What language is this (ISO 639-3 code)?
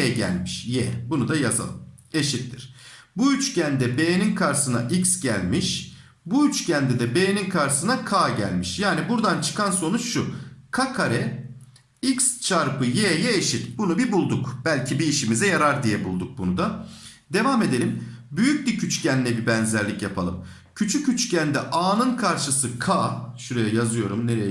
tur